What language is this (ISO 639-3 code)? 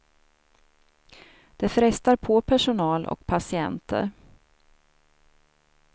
swe